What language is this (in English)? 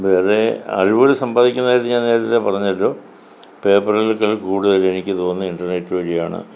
Malayalam